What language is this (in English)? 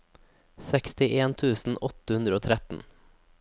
Norwegian